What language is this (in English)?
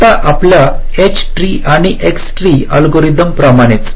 Marathi